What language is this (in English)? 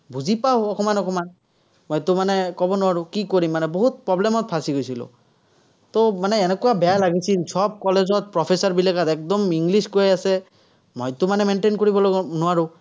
Assamese